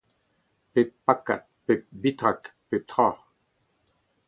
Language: Breton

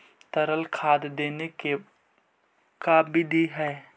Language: Magahi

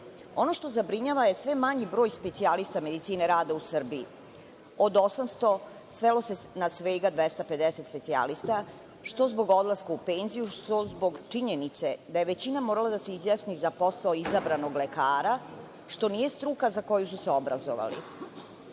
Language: Serbian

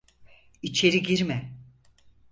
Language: Turkish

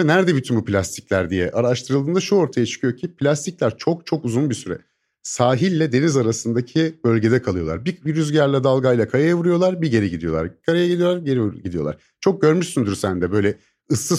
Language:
Turkish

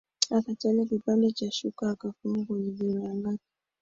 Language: Swahili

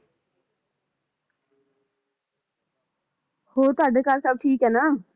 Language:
Punjabi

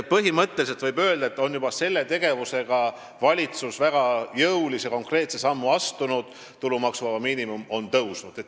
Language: Estonian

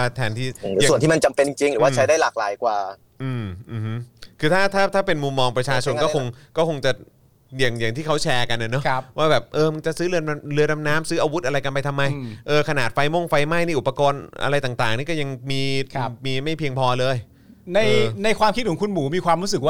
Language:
Thai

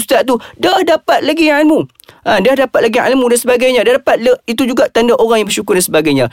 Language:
Malay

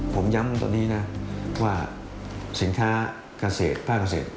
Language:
Thai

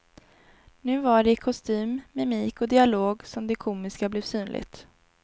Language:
Swedish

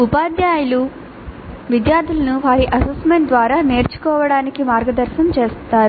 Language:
Telugu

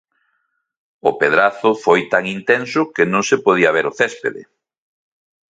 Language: Galician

